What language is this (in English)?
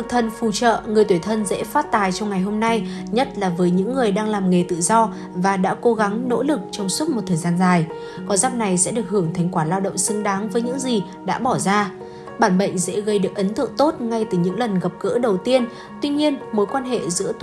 Vietnamese